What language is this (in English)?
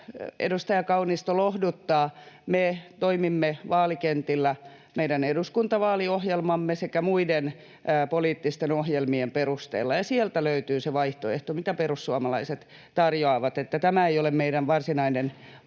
Finnish